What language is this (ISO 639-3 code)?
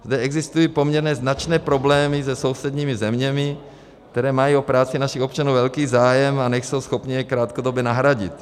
ces